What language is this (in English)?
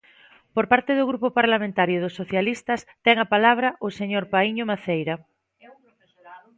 Galician